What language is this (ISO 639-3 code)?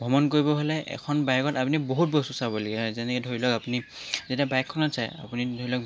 asm